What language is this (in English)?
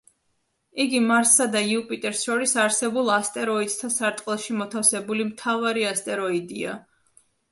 Georgian